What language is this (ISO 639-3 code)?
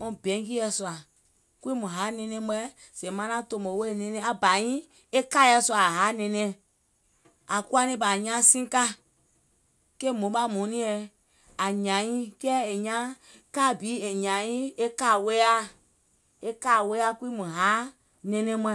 gol